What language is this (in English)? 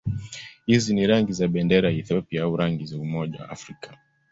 Swahili